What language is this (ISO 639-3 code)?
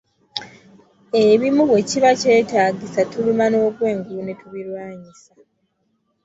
lug